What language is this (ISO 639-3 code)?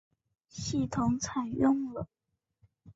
zho